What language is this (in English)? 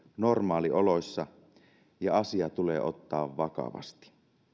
Finnish